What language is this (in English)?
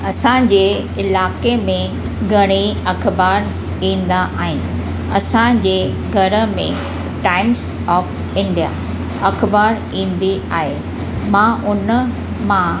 Sindhi